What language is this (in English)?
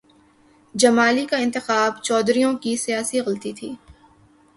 Urdu